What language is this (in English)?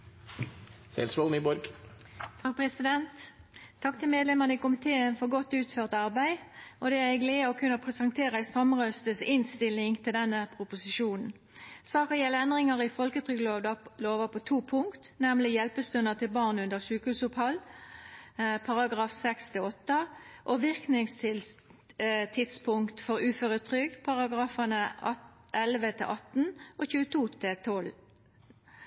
Norwegian